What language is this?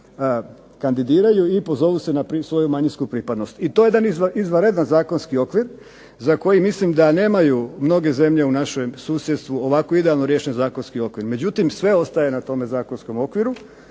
Croatian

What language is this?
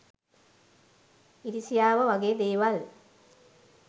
Sinhala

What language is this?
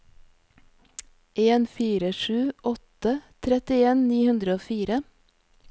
Norwegian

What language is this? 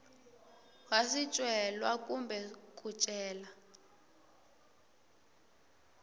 Tsonga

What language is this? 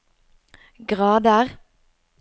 Norwegian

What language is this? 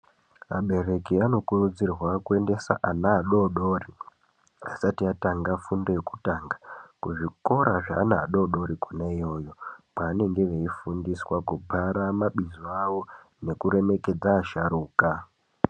Ndau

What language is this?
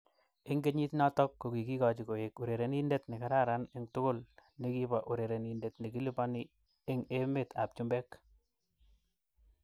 Kalenjin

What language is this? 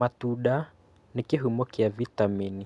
Kikuyu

